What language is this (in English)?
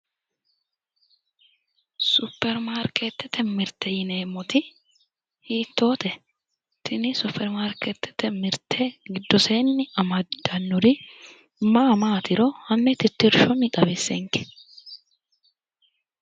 Sidamo